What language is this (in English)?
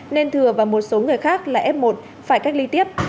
Vietnamese